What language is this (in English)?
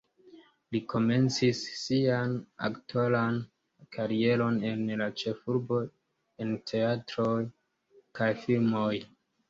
Esperanto